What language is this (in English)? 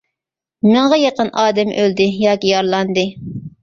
Uyghur